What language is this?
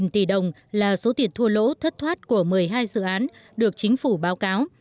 Vietnamese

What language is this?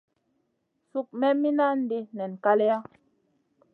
Masana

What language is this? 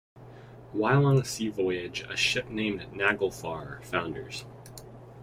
English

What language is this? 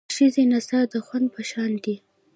Pashto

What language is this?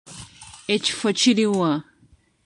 Ganda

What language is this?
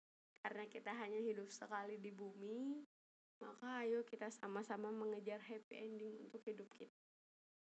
Indonesian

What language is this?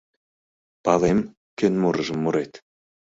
Mari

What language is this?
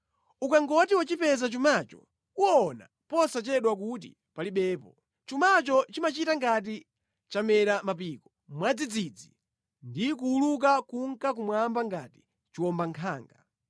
Nyanja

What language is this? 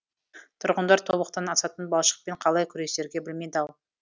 Kazakh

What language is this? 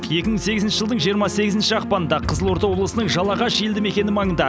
Kazakh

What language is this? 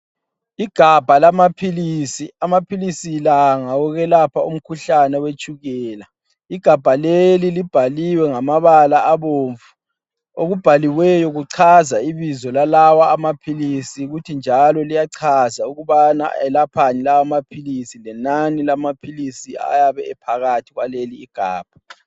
North Ndebele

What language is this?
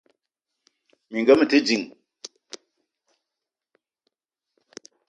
Eton (Cameroon)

